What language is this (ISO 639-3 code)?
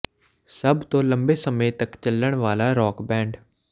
pan